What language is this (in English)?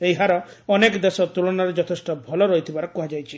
Odia